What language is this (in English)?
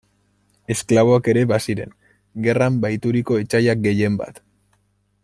Basque